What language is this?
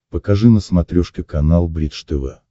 Russian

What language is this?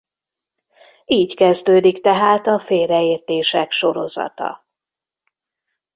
Hungarian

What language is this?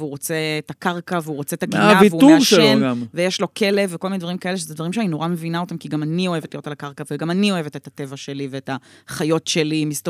Hebrew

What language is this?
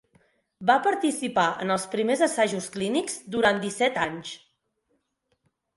Catalan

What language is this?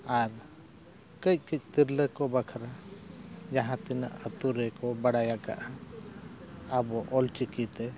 Santali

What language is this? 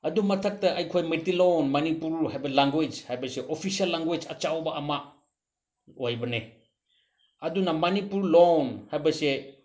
Manipuri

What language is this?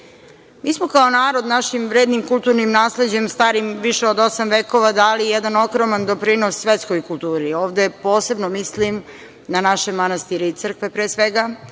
Serbian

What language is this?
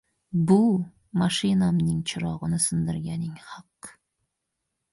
Uzbek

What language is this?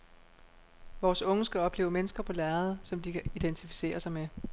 Danish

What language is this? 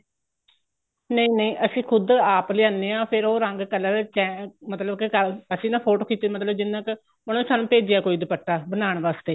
Punjabi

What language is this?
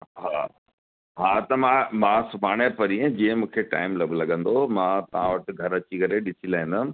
Sindhi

